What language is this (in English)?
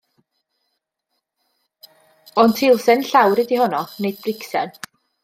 Welsh